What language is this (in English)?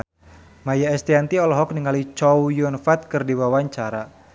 Sundanese